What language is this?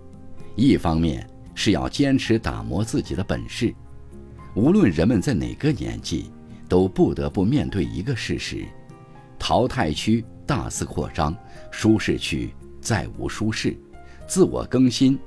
Chinese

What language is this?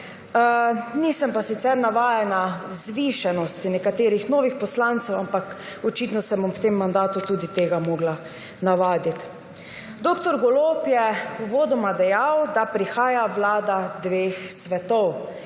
Slovenian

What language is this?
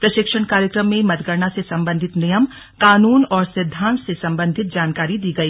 Hindi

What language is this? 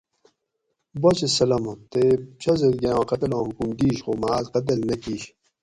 Gawri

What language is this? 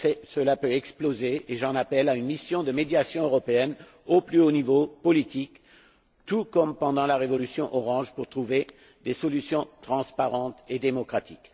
French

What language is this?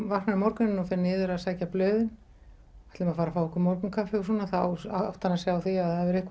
Icelandic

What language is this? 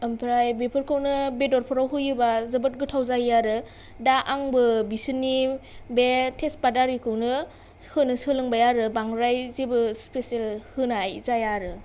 Bodo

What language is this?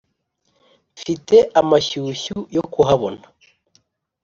Kinyarwanda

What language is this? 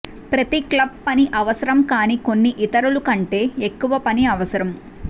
Telugu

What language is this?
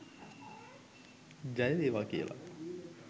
Sinhala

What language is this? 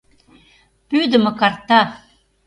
Mari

